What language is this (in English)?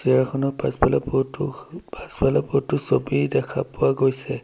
Assamese